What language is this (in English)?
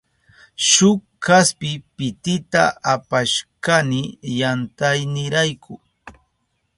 Southern Pastaza Quechua